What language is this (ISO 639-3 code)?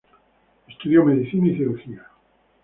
spa